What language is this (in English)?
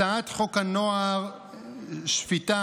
Hebrew